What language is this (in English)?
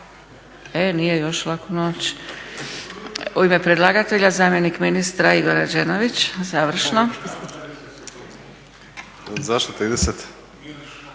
Croatian